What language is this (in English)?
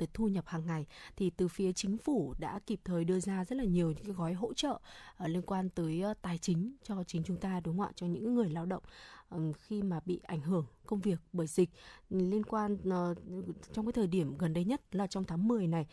Vietnamese